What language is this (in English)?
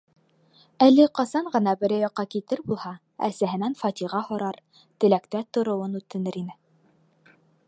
Bashkir